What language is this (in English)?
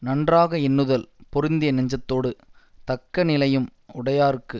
Tamil